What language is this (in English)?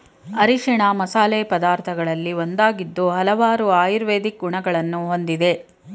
Kannada